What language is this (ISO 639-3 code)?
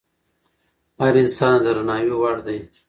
pus